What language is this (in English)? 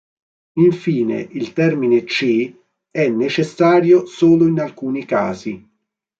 Italian